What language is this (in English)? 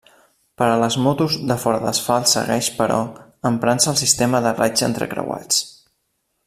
Catalan